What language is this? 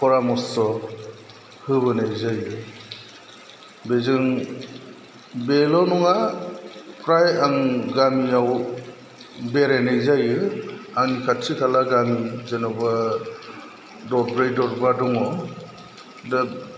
Bodo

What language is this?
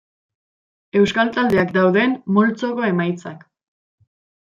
Basque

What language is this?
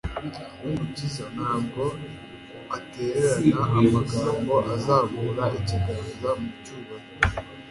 Kinyarwanda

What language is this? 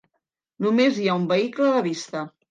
Catalan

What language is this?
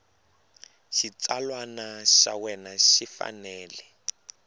Tsonga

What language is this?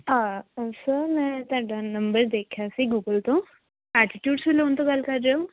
Punjabi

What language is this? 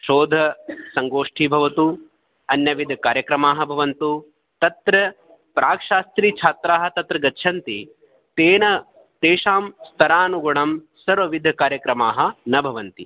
Sanskrit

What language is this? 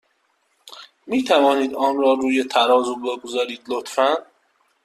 Persian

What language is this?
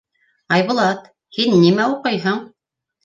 Bashkir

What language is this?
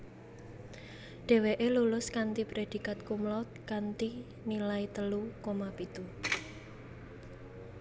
Javanese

